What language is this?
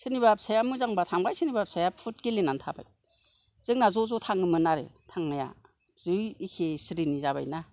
Bodo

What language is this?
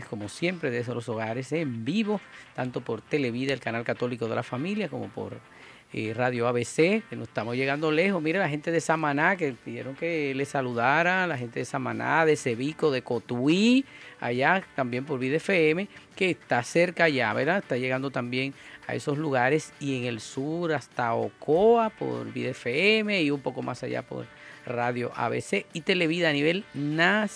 Spanish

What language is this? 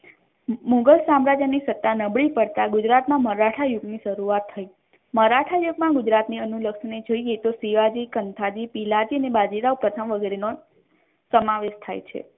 Gujarati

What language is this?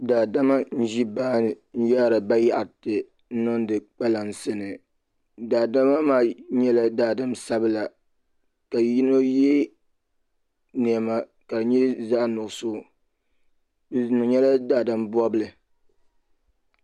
Dagbani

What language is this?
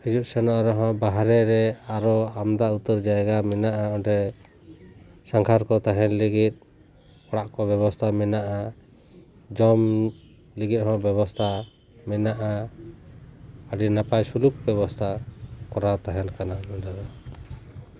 Santali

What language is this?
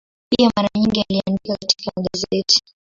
Swahili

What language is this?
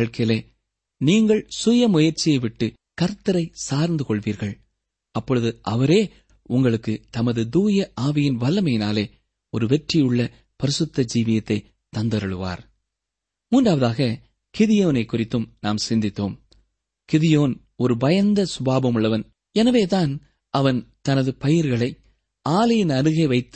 Tamil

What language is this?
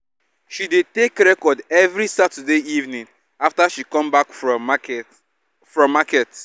Nigerian Pidgin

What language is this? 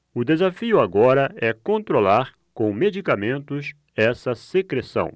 Portuguese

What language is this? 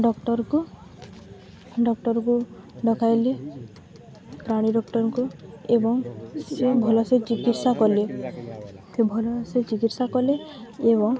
Odia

